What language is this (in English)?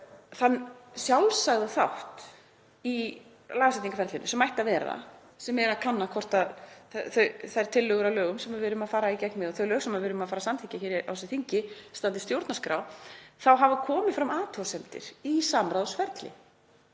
Icelandic